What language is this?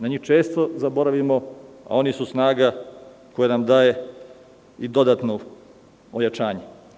Serbian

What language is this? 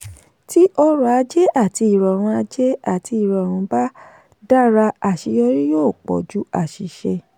Yoruba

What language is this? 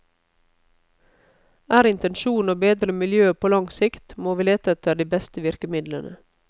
Norwegian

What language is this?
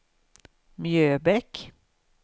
Swedish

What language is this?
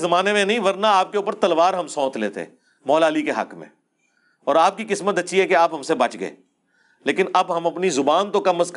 Urdu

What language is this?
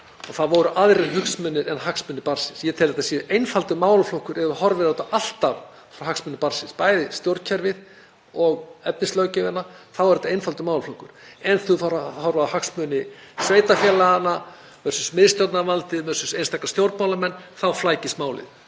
Icelandic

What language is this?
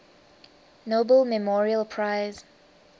English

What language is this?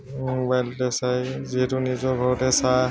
Assamese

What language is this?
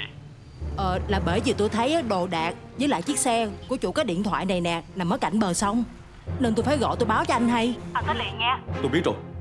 Vietnamese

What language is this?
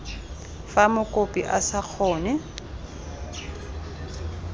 Tswana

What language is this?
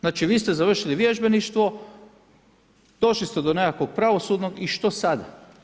Croatian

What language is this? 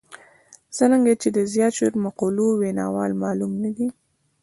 Pashto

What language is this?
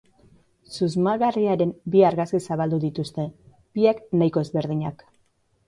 Basque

